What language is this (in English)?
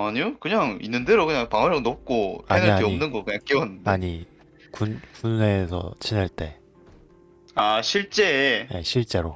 Korean